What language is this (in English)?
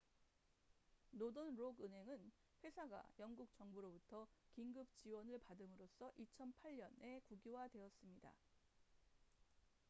Korean